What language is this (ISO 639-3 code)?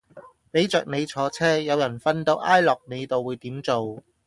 yue